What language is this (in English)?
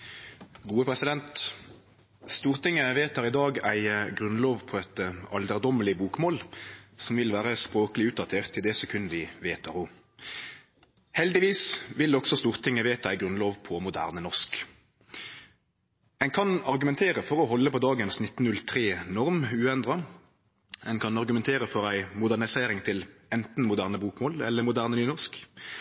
Norwegian Nynorsk